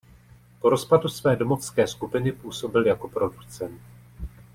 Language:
Czech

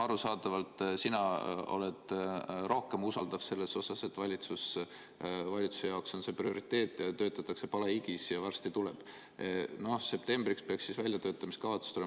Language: Estonian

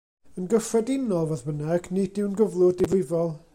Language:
Welsh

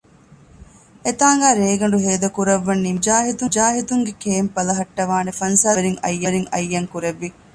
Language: Divehi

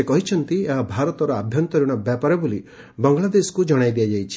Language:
Odia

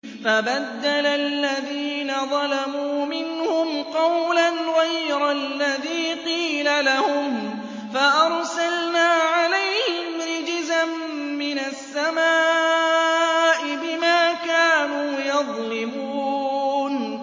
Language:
Arabic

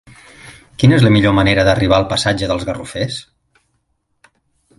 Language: Catalan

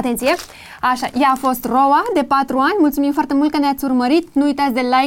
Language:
Romanian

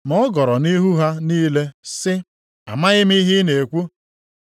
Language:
Igbo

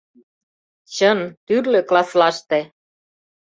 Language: Mari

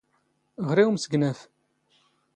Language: Standard Moroccan Tamazight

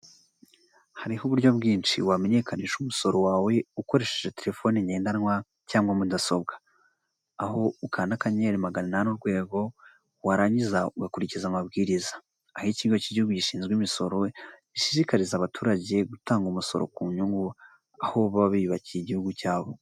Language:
Kinyarwanda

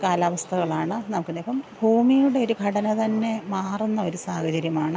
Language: Malayalam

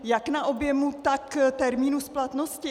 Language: Czech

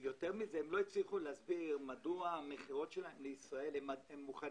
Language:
Hebrew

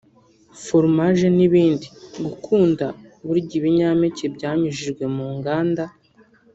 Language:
Kinyarwanda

